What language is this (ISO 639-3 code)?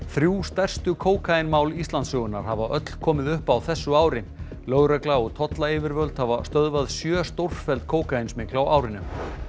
isl